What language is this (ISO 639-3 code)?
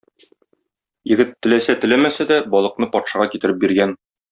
tat